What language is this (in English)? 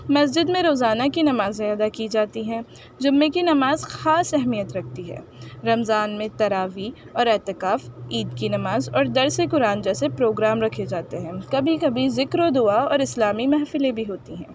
Urdu